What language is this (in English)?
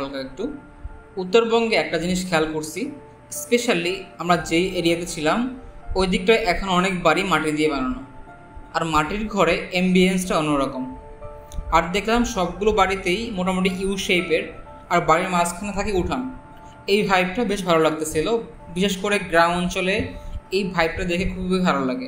Bangla